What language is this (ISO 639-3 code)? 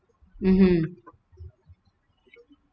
eng